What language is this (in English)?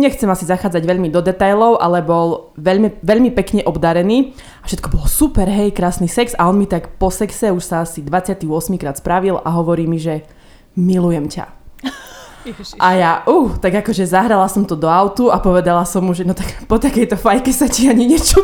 Slovak